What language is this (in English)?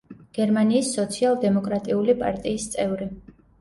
Georgian